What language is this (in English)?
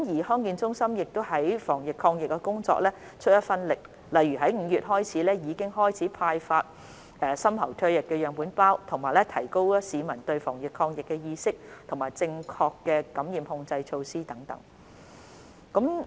Cantonese